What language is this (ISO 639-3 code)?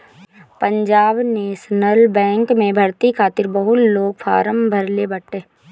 bho